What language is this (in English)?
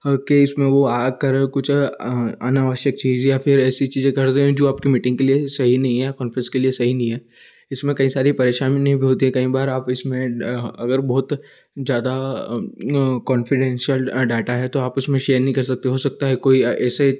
Hindi